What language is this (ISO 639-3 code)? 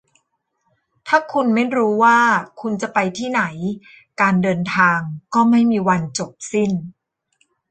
tha